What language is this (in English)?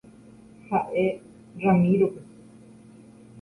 Guarani